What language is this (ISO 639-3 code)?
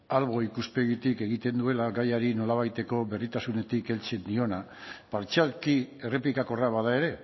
eus